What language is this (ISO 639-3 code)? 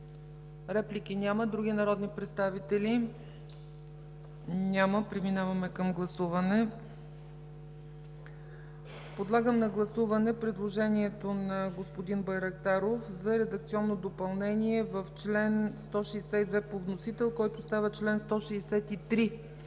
bul